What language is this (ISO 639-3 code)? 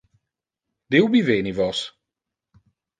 ina